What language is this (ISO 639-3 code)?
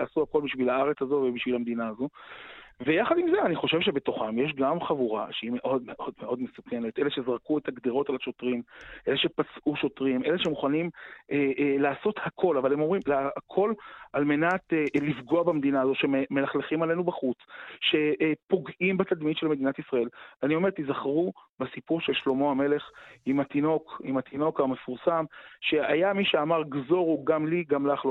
heb